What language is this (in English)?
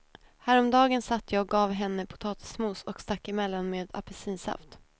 Swedish